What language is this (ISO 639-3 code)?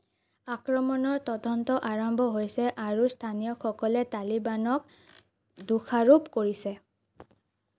asm